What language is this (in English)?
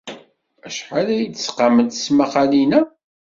Kabyle